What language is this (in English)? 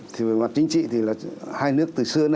Vietnamese